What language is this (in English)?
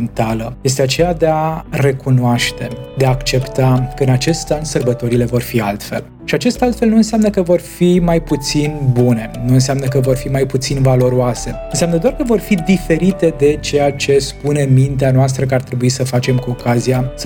Romanian